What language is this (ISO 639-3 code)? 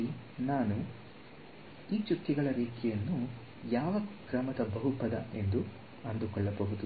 kan